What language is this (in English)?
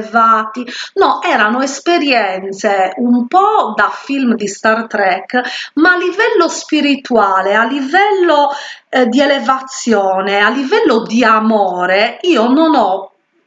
Italian